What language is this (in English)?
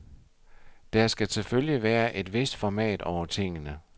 Danish